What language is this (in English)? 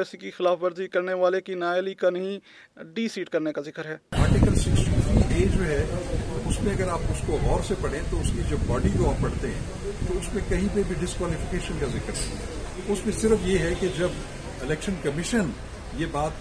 Urdu